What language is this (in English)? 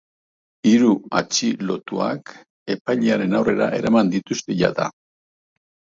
Basque